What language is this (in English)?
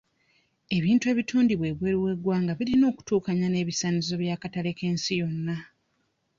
Ganda